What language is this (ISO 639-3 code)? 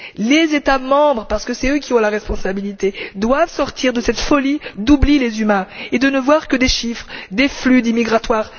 fra